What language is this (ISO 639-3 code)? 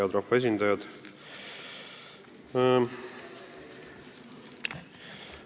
est